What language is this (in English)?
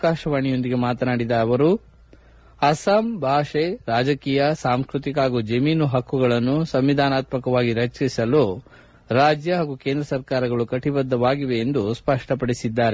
Kannada